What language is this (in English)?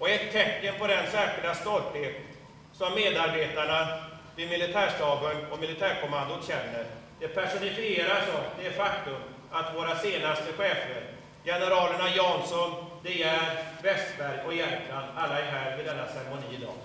Swedish